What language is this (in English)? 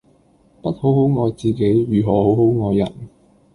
Cantonese